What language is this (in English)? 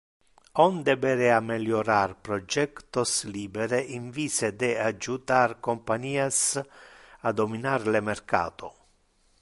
Interlingua